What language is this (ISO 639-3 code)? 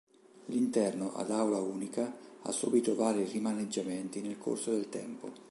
ita